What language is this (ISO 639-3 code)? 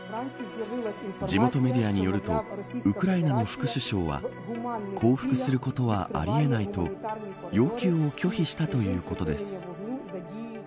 jpn